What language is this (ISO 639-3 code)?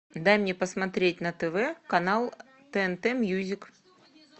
rus